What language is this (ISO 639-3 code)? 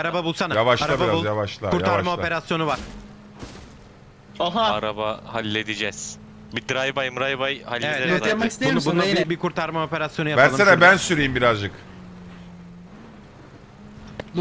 tur